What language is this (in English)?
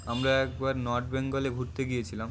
Bangla